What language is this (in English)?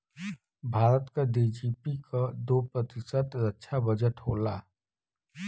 Bhojpuri